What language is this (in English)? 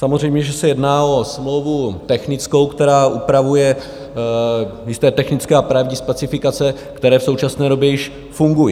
Czech